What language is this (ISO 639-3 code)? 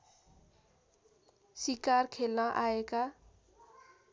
nep